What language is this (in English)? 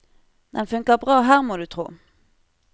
Norwegian